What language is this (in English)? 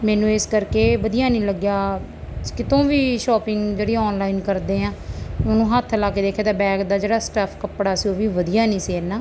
Punjabi